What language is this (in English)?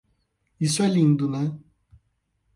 Portuguese